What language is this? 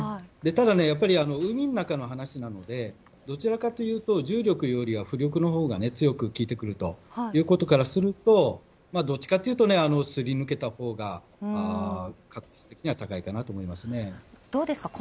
Japanese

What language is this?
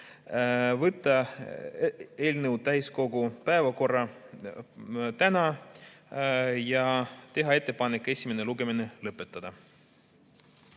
Estonian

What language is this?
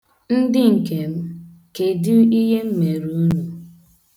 Igbo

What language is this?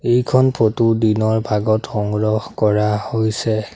Assamese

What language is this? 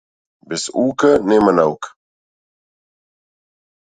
Macedonian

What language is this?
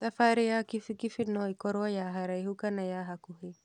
Kikuyu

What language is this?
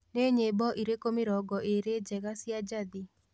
Kikuyu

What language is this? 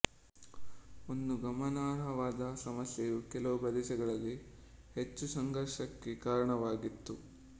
Kannada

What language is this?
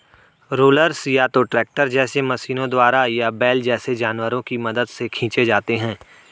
Hindi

